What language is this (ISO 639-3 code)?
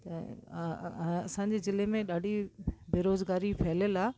snd